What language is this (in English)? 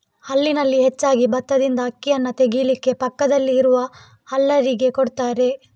Kannada